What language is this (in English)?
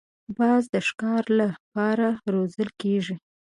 Pashto